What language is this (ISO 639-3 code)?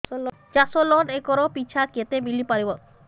ori